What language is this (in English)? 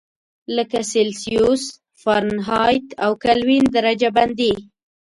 Pashto